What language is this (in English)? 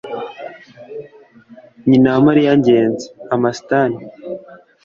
Kinyarwanda